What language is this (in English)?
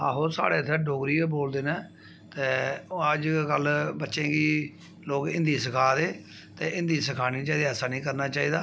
Dogri